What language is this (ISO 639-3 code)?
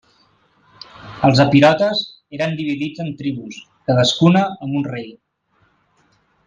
cat